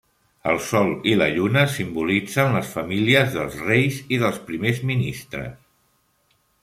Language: Catalan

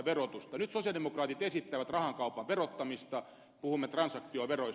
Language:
Finnish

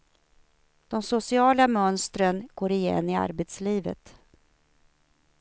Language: Swedish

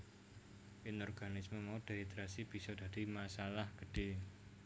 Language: Javanese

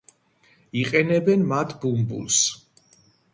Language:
Georgian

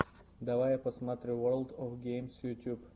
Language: Russian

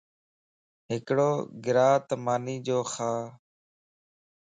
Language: Lasi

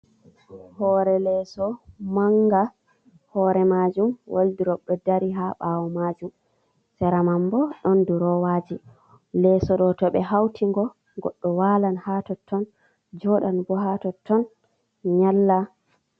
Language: Fula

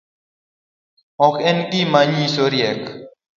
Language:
Luo (Kenya and Tanzania)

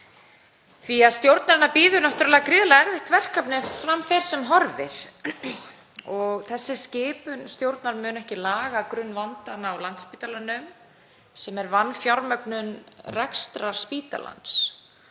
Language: Icelandic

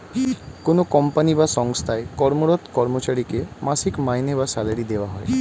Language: Bangla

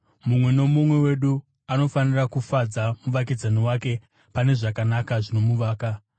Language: Shona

